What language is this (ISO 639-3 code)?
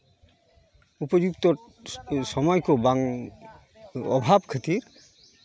sat